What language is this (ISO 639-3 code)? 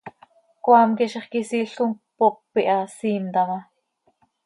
sei